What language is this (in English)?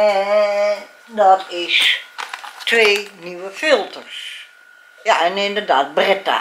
Dutch